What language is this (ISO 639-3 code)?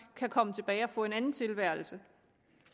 dan